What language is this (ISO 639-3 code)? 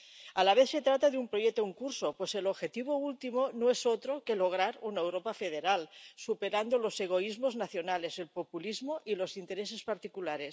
spa